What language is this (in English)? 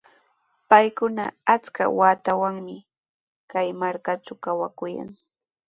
Sihuas Ancash Quechua